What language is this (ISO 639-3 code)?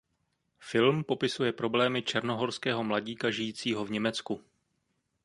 ces